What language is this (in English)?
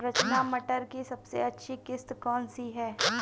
Hindi